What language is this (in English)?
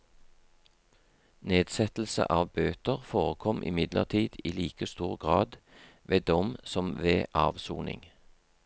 Norwegian